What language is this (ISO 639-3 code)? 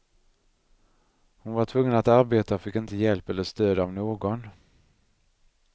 swe